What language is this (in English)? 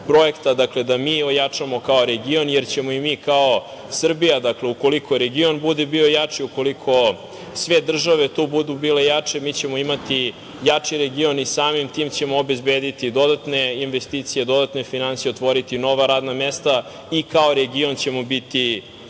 Serbian